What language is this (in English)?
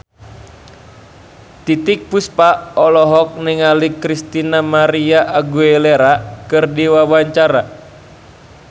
Sundanese